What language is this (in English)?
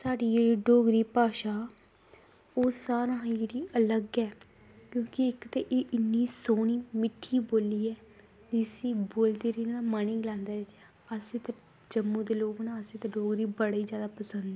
Dogri